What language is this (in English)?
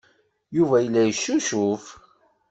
Kabyle